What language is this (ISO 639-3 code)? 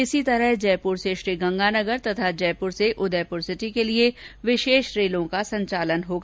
hin